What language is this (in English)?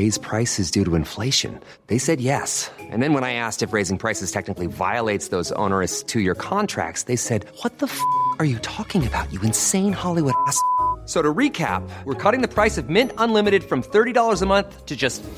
Filipino